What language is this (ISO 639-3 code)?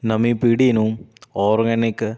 pan